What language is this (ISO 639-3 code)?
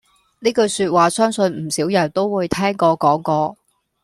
yue